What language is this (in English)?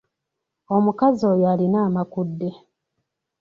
Ganda